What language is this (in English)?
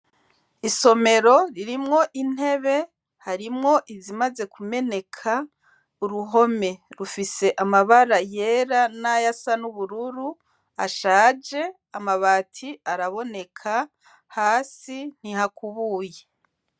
Rundi